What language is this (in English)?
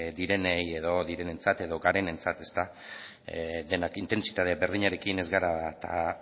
Basque